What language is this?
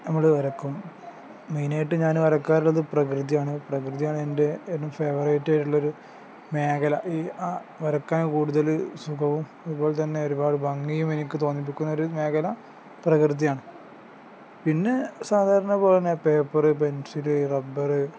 Malayalam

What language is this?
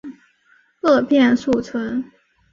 Chinese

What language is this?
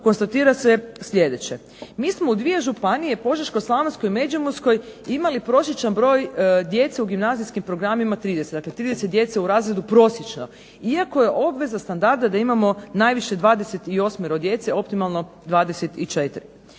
Croatian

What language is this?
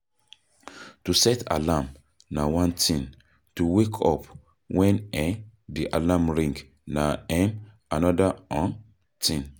Nigerian Pidgin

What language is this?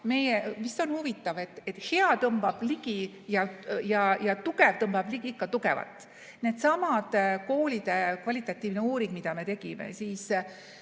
Estonian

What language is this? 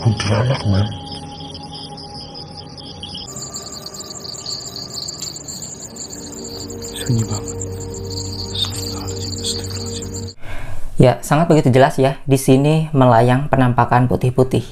Indonesian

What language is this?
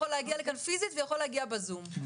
Hebrew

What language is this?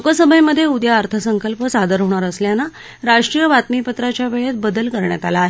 Marathi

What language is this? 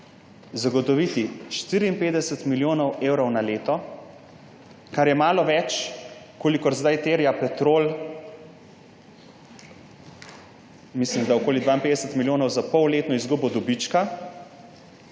Slovenian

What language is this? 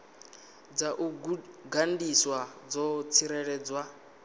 Venda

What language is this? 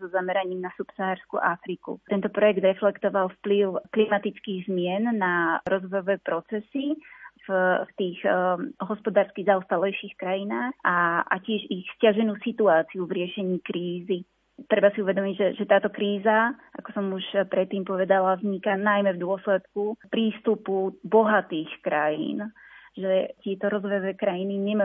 Slovak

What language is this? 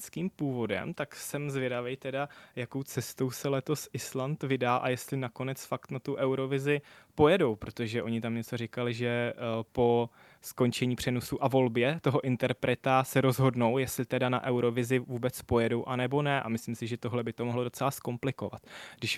Czech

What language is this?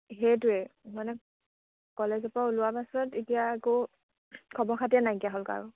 Assamese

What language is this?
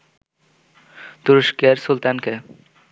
Bangla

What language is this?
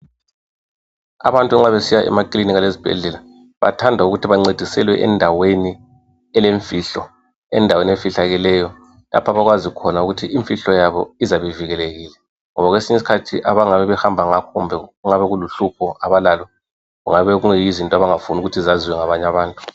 North Ndebele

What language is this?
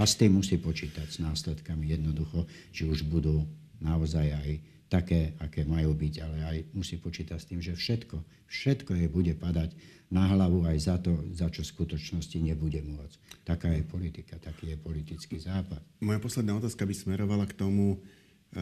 Slovak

